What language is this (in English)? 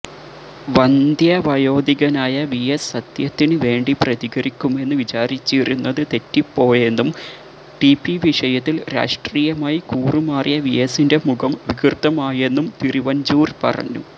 Malayalam